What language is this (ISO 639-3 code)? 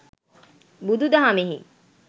sin